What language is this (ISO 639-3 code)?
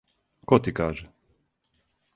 srp